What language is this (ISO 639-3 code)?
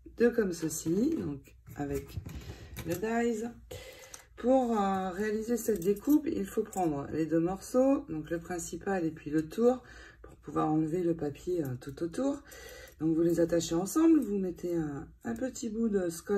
fra